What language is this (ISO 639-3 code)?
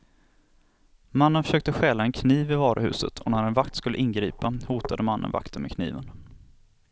swe